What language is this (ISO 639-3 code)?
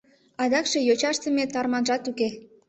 chm